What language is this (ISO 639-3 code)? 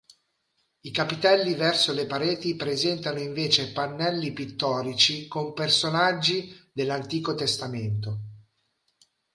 ita